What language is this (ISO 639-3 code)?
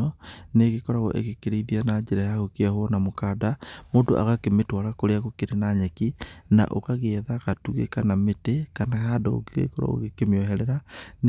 kik